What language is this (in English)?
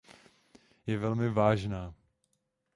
Czech